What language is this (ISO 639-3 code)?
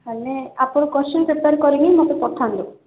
ori